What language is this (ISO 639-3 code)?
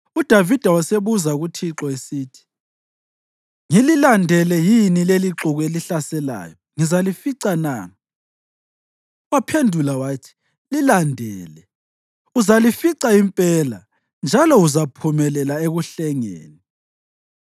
nde